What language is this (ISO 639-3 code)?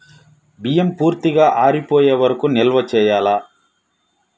tel